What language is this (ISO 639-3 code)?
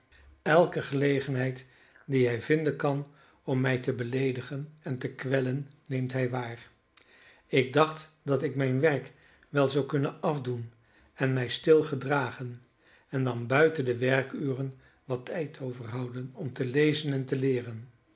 nld